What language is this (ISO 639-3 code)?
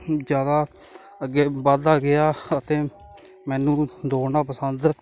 pan